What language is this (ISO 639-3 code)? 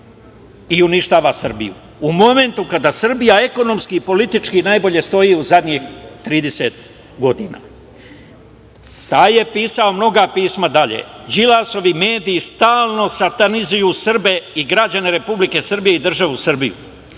srp